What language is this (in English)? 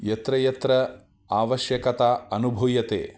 Sanskrit